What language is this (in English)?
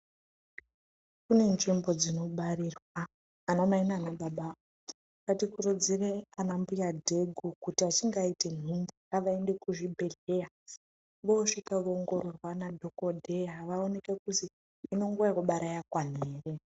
Ndau